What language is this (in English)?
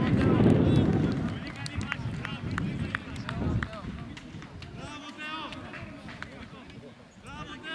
Greek